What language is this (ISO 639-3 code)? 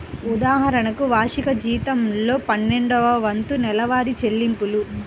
tel